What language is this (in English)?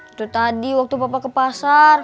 Indonesian